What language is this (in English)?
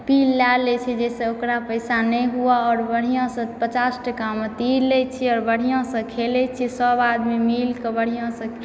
Maithili